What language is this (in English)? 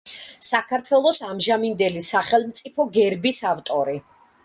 Georgian